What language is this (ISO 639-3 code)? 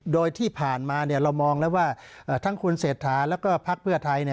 tha